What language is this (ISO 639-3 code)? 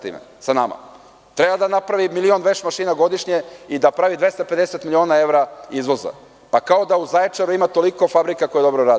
srp